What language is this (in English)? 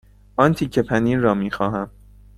Persian